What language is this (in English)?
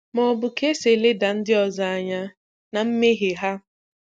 Igbo